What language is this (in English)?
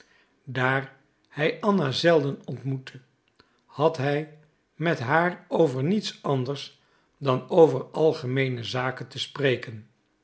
Dutch